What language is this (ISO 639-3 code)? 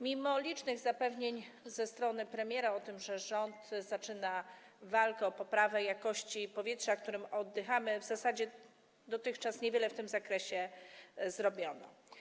pol